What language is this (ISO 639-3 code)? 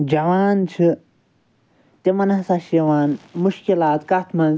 kas